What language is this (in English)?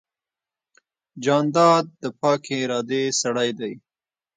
Pashto